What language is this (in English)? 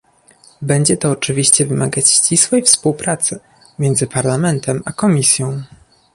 Polish